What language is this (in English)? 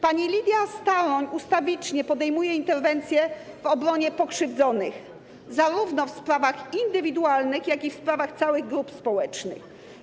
Polish